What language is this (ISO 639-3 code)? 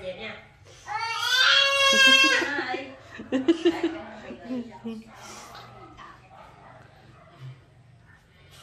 vie